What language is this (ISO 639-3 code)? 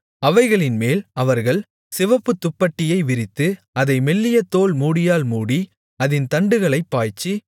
tam